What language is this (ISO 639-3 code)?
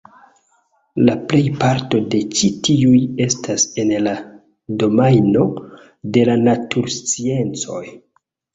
epo